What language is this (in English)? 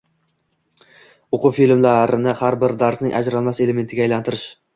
Uzbek